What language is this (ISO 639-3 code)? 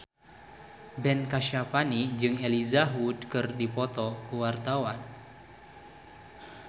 sun